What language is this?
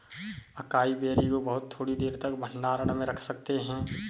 Hindi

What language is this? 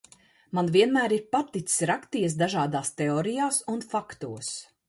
Latvian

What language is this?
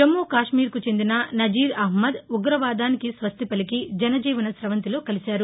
Telugu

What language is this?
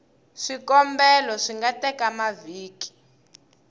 Tsonga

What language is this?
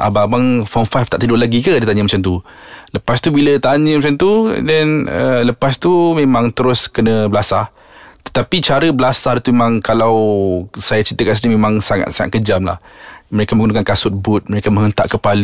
Malay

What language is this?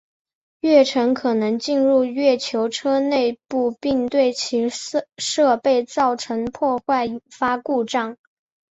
Chinese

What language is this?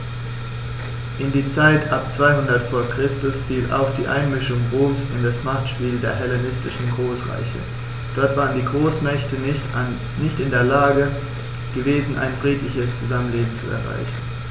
German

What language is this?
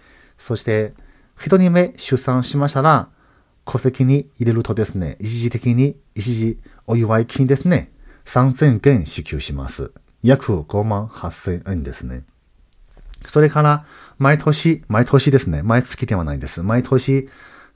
Japanese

